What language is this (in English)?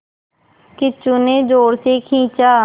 Hindi